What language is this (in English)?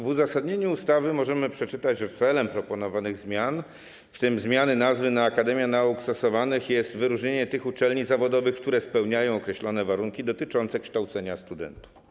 Polish